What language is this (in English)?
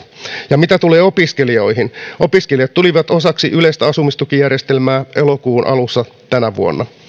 Finnish